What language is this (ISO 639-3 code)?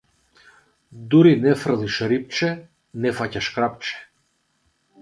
mkd